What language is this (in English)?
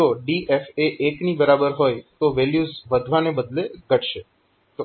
Gujarati